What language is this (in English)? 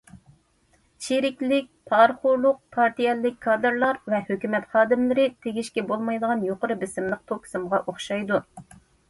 Uyghur